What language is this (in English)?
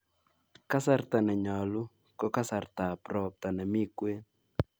Kalenjin